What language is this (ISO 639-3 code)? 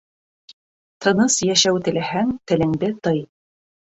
bak